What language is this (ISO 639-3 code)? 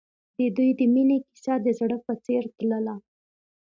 pus